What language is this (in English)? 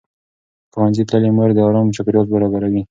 Pashto